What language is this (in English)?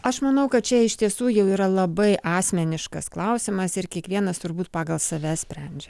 Lithuanian